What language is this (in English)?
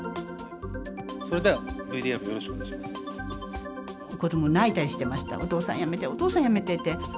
Japanese